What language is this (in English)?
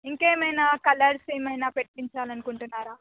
Telugu